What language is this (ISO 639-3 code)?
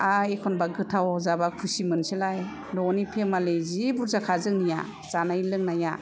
brx